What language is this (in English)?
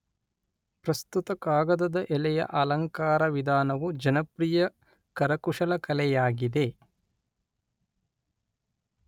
Kannada